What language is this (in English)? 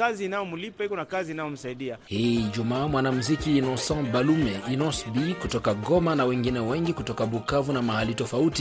Swahili